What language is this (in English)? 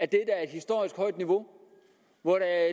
Danish